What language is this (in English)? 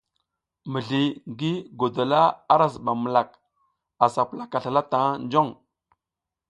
South Giziga